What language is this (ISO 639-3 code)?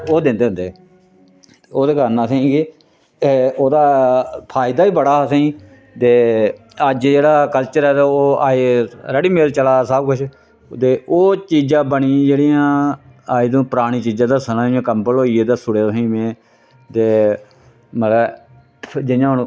doi